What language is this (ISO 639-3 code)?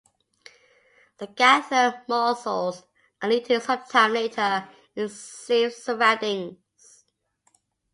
eng